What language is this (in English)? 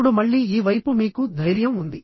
Telugu